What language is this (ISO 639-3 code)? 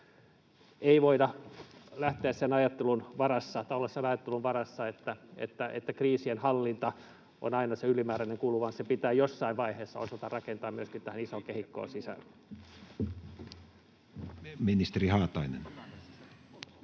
fin